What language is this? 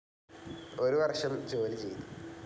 Malayalam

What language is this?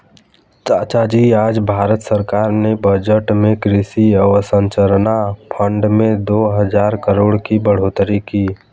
Hindi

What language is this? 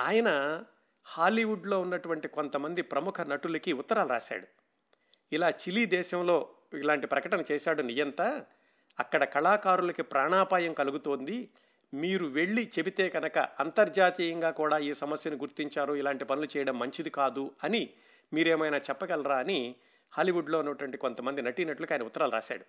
Telugu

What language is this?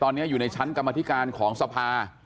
Thai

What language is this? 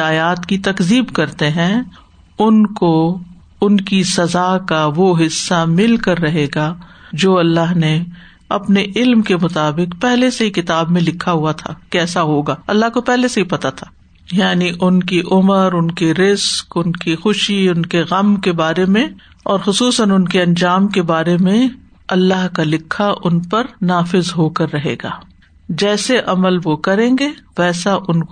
Urdu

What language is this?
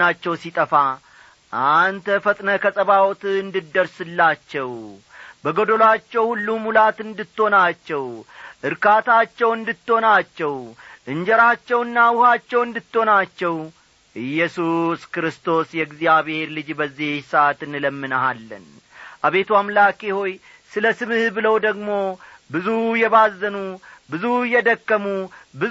Amharic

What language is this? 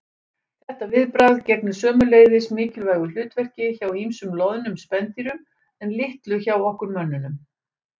Icelandic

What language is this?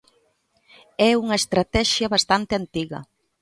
Galician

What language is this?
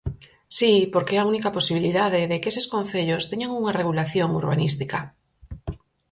Galician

